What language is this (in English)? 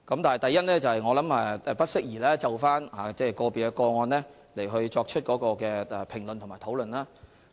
Cantonese